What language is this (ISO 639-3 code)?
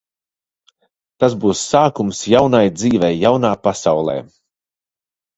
lav